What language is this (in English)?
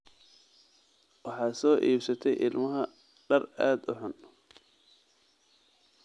Somali